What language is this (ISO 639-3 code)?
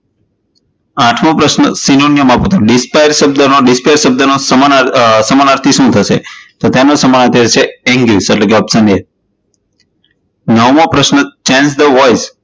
guj